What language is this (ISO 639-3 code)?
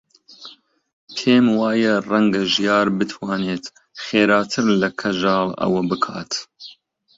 ckb